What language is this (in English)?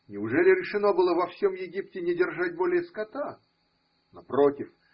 Russian